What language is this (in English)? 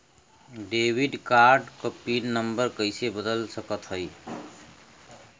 Bhojpuri